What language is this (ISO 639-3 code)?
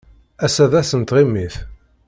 kab